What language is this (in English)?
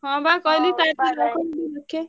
Odia